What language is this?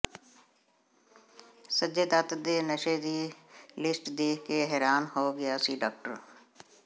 Punjabi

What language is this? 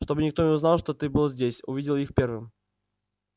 Russian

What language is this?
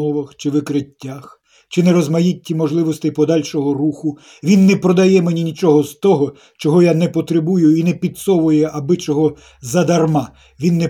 Ukrainian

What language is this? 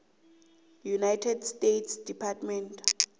South Ndebele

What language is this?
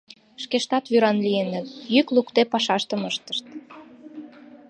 Mari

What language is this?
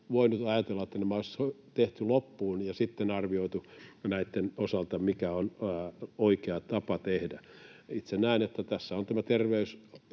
Finnish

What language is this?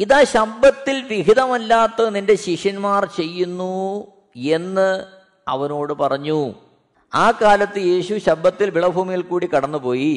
Malayalam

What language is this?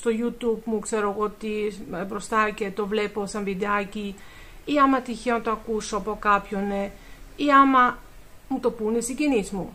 Greek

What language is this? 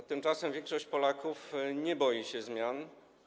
Polish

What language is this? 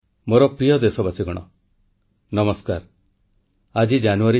Odia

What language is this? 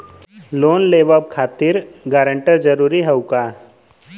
Bhojpuri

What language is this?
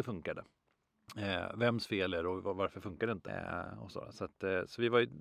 Swedish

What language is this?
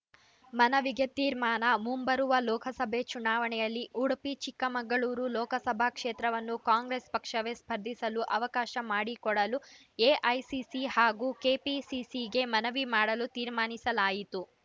Kannada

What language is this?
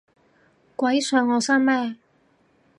Cantonese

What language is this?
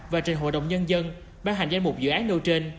Vietnamese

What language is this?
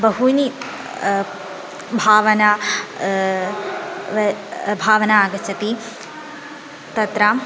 Sanskrit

